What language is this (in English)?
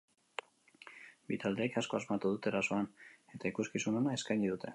Basque